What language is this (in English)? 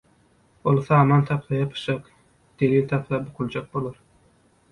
Turkmen